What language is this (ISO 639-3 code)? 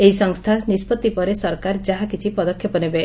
ori